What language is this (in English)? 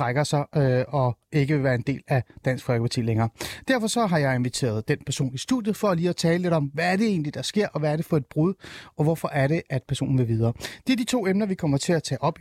Danish